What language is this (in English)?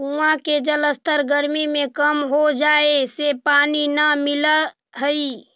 Magahi